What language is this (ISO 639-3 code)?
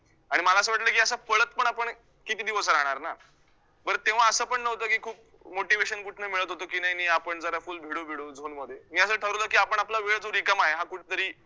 mar